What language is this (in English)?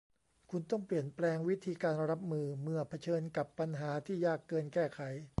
Thai